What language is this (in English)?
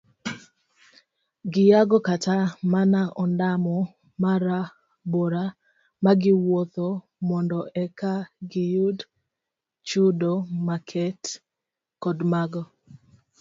Luo (Kenya and Tanzania)